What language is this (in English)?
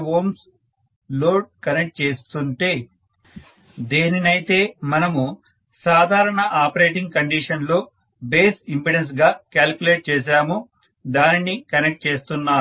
Telugu